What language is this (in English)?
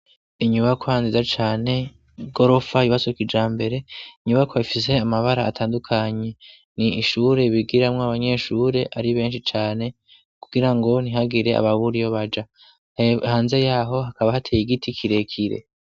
Rundi